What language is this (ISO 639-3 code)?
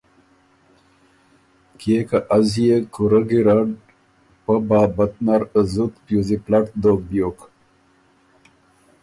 oru